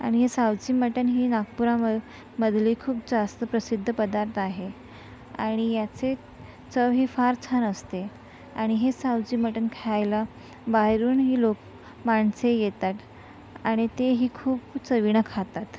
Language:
Marathi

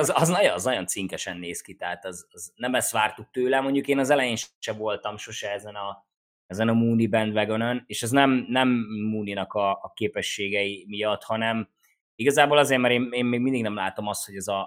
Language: Hungarian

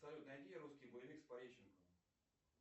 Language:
Russian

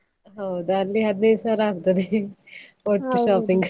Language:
Kannada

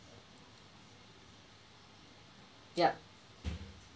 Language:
English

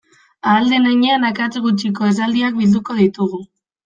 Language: Basque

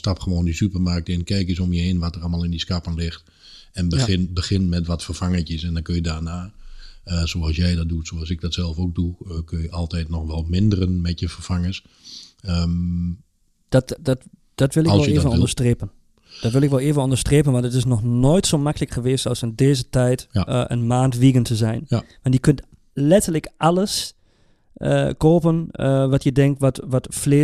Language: Dutch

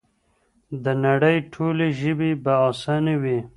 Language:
Pashto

